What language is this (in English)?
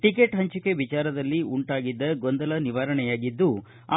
Kannada